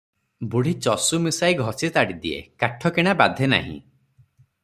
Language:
Odia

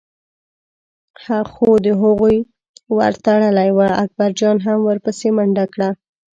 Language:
Pashto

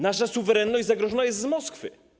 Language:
Polish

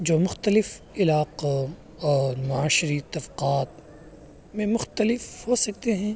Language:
Urdu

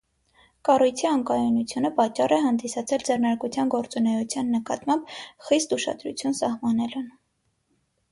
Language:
Armenian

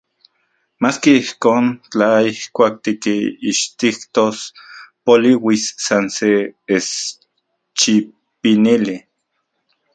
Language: Central Puebla Nahuatl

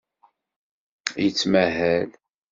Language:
Kabyle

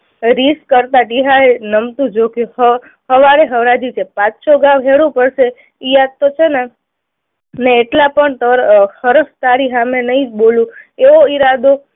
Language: Gujarati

